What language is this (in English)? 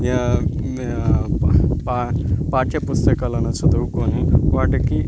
Telugu